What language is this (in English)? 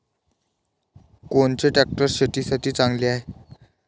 Marathi